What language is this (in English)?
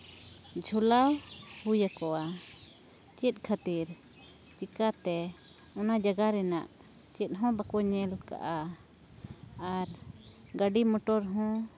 Santali